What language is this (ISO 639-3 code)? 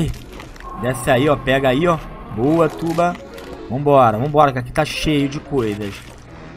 por